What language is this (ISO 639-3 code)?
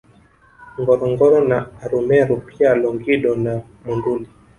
swa